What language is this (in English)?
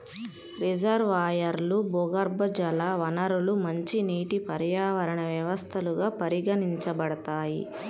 Telugu